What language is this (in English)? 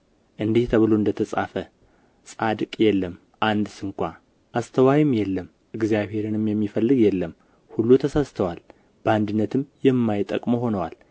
Amharic